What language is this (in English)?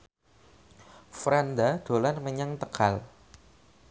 Javanese